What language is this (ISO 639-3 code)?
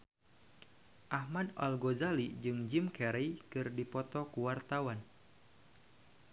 sun